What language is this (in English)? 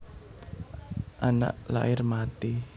Javanese